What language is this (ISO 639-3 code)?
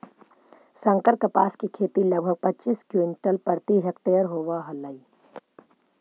mag